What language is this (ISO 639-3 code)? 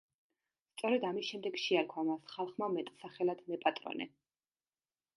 kat